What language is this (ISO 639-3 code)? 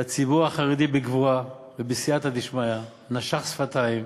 heb